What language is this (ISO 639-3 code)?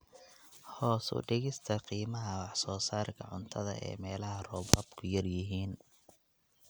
som